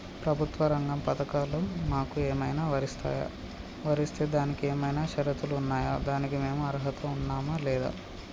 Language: Telugu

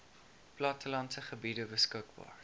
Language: Afrikaans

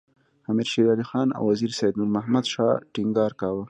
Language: Pashto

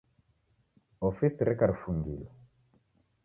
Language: Taita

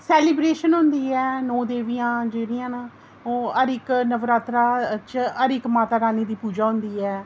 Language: Dogri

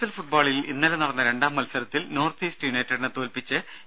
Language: Malayalam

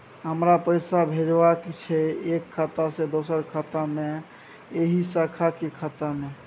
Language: Maithili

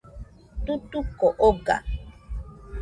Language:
Nüpode Huitoto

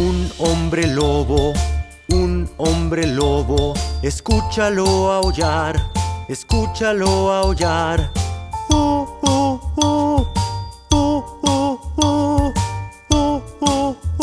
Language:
Spanish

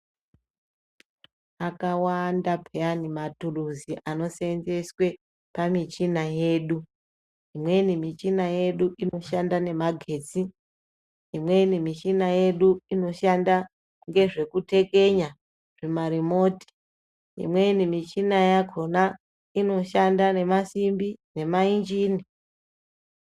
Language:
Ndau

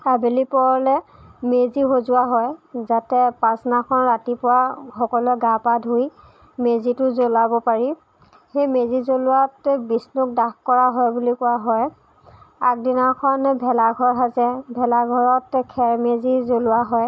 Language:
Assamese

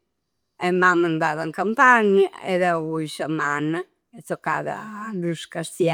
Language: Campidanese Sardinian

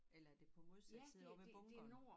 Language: Danish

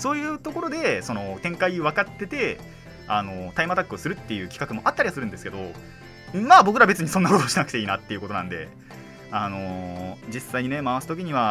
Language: Japanese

